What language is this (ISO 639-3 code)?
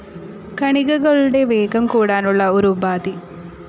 mal